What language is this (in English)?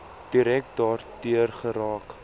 Afrikaans